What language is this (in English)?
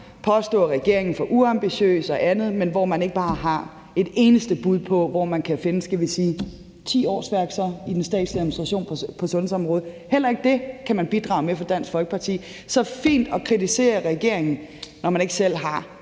Danish